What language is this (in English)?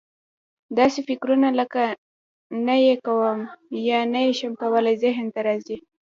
Pashto